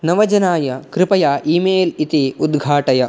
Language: Sanskrit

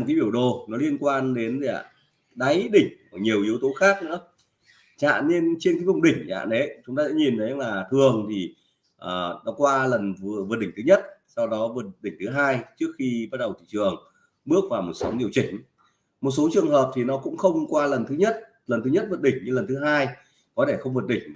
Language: Vietnamese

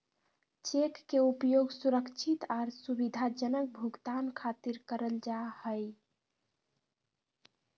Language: Magahi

